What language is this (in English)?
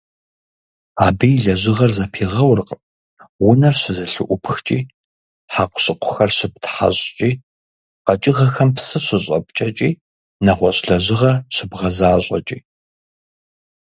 Kabardian